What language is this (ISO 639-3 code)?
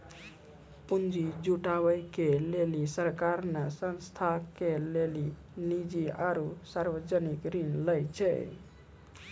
mai